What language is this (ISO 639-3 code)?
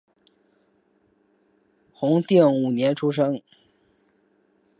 zho